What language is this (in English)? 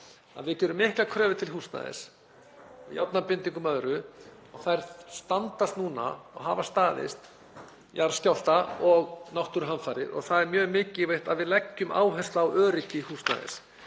Icelandic